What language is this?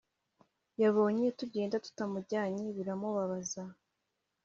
Kinyarwanda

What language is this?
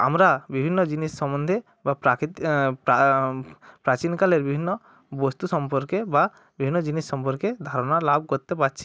Bangla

